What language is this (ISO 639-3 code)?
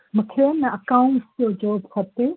snd